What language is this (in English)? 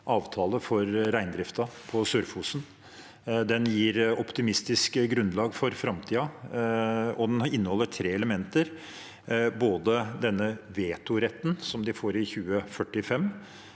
Norwegian